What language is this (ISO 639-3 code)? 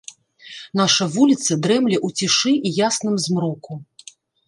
bel